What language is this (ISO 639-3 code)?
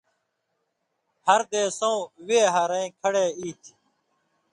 mvy